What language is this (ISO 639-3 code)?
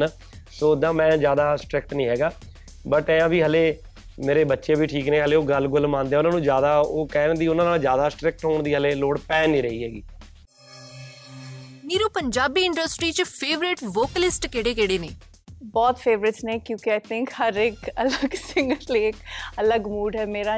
pan